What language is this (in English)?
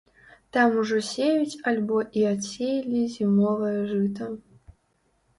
Belarusian